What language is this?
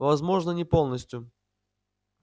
Russian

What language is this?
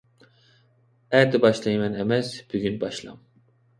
Uyghur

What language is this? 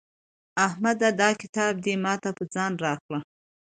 Pashto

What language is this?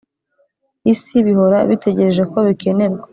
Kinyarwanda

